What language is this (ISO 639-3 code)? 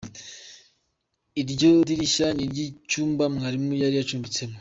kin